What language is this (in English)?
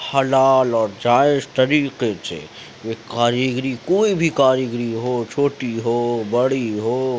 Urdu